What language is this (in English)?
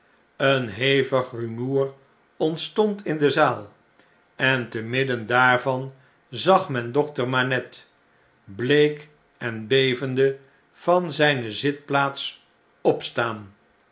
Dutch